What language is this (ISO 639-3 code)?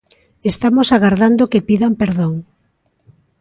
glg